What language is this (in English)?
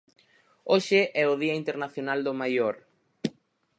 Galician